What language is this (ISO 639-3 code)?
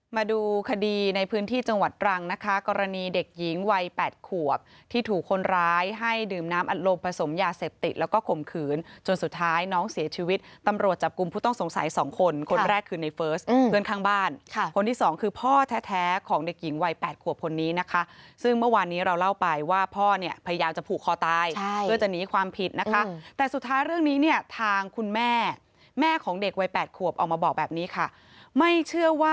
tha